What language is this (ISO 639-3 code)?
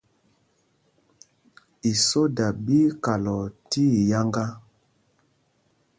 mgg